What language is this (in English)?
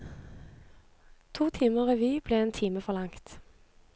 Norwegian